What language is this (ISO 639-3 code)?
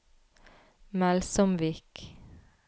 nor